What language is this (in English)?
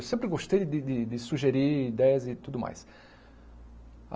Portuguese